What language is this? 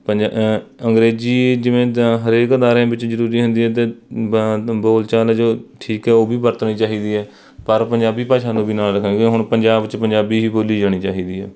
Punjabi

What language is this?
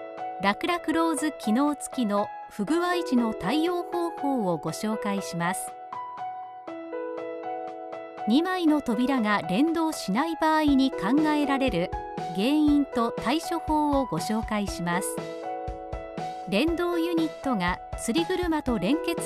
Japanese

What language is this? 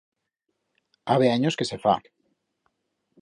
Aragonese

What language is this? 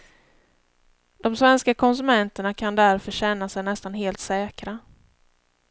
Swedish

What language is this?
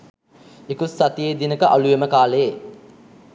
Sinhala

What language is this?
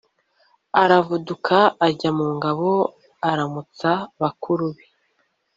Kinyarwanda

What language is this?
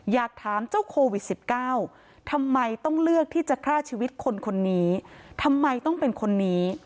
Thai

